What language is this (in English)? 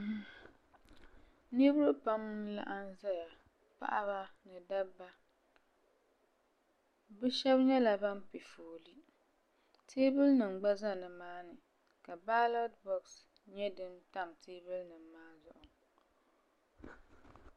Dagbani